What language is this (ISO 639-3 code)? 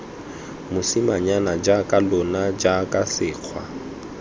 tsn